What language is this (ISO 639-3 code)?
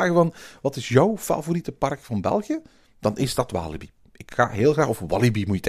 nld